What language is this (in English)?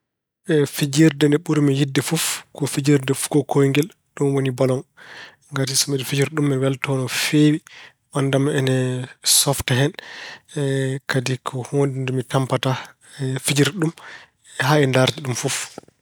Fula